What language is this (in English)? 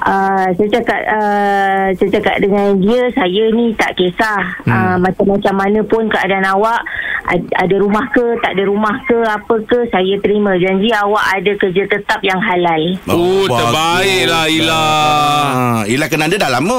Malay